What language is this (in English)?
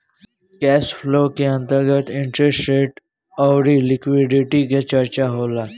Bhojpuri